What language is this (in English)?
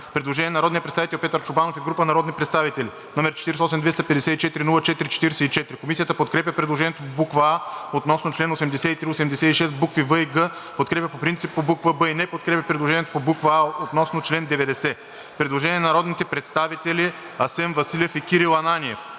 Bulgarian